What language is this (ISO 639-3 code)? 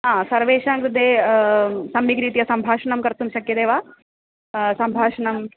san